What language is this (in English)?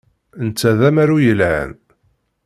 Kabyle